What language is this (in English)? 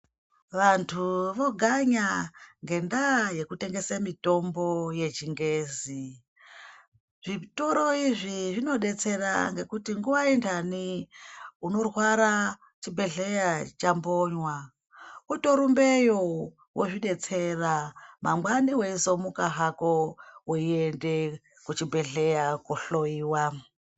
Ndau